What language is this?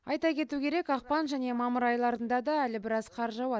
Kazakh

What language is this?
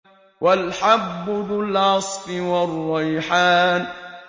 Arabic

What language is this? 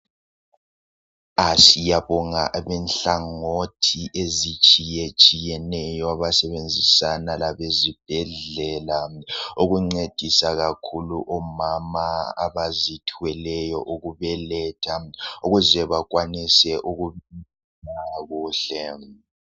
North Ndebele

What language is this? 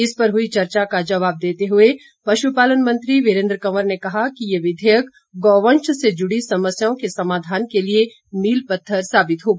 Hindi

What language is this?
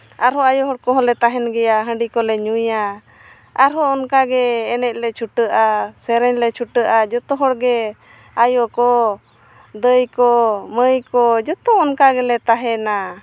Santali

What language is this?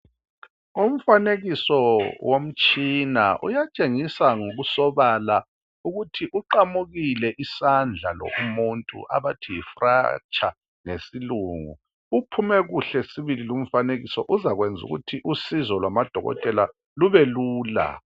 North Ndebele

